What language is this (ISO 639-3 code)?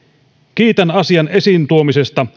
fin